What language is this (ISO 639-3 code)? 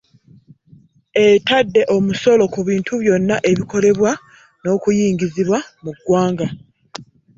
lug